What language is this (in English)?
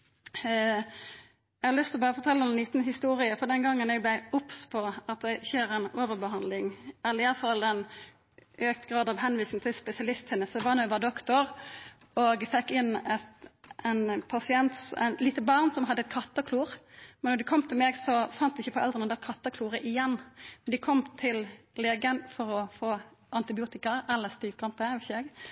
Norwegian Nynorsk